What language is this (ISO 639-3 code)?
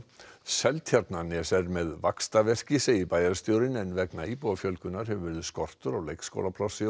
isl